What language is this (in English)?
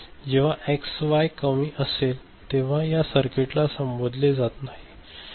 Marathi